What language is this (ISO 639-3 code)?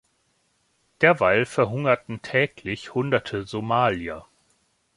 deu